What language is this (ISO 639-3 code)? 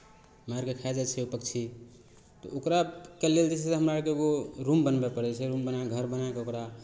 mai